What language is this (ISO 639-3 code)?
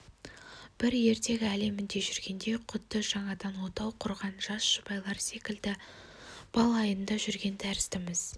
kaz